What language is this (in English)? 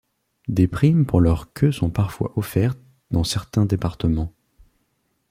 French